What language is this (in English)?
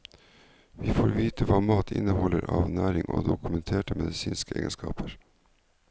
Norwegian